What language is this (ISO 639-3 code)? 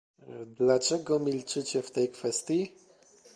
pol